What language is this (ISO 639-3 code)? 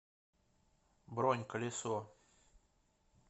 rus